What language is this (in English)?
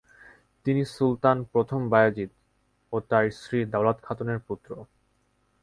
Bangla